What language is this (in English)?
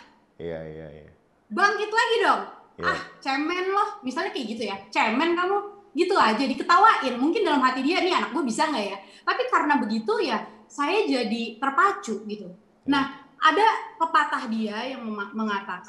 Indonesian